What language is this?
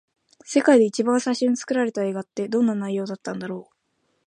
Japanese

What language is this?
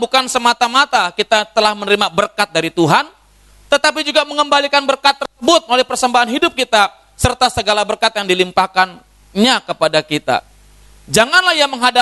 Indonesian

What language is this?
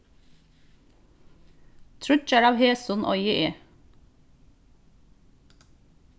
Faroese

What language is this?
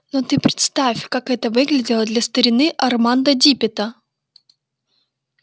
Russian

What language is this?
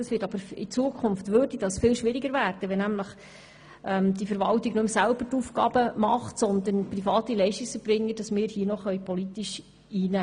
Swiss German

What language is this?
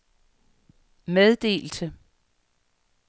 Danish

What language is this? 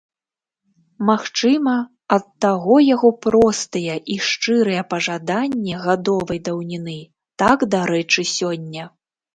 Belarusian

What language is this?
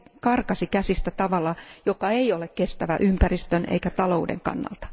Finnish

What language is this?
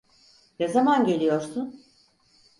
Turkish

